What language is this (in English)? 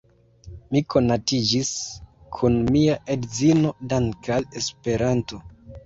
Esperanto